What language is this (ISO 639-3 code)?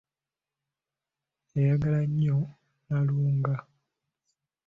lug